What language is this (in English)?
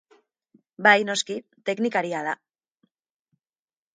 Basque